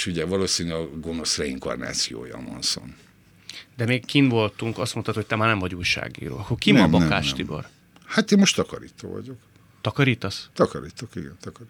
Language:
Hungarian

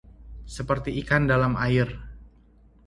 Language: Indonesian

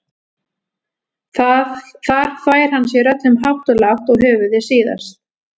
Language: Icelandic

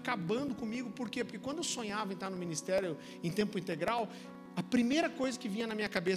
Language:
Portuguese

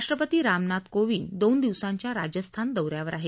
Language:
Marathi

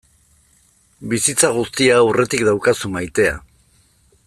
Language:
Basque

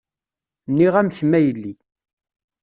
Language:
Kabyle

